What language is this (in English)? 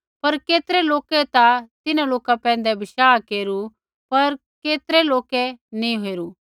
Kullu Pahari